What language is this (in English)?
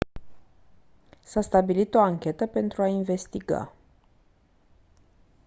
Romanian